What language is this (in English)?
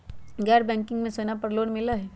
Magahi